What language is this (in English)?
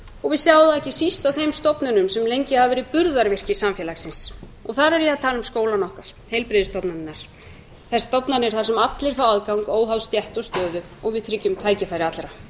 Icelandic